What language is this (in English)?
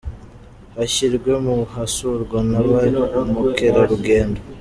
Kinyarwanda